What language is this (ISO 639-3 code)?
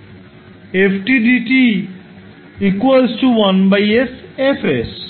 ben